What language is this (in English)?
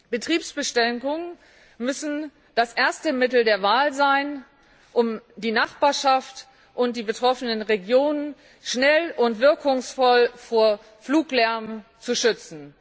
German